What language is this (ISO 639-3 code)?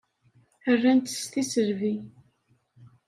kab